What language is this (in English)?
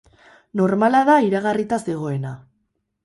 Basque